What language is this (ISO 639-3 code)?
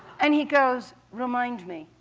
eng